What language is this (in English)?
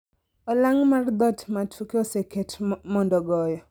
Luo (Kenya and Tanzania)